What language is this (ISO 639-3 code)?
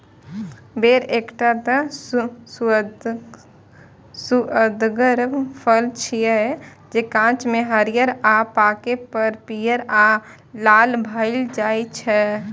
mai